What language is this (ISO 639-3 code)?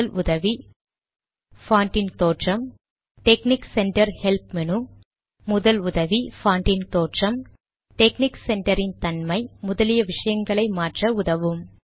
tam